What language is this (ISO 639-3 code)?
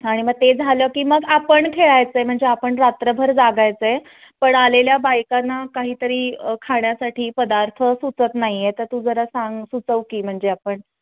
mar